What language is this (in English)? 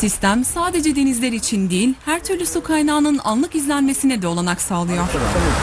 Turkish